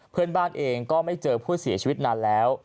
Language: Thai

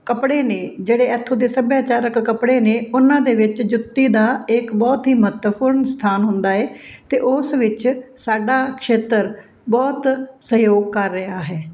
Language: Punjabi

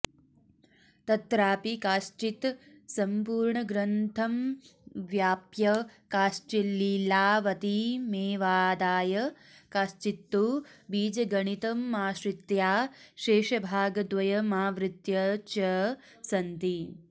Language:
Sanskrit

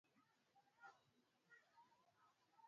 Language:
Swahili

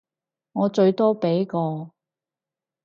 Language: Cantonese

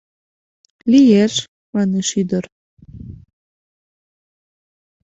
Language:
Mari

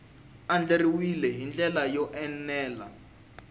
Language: Tsonga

